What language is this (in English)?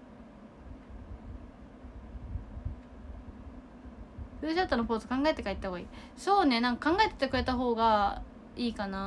Japanese